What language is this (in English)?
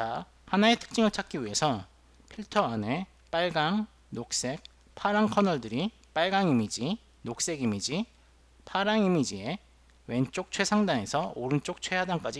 Korean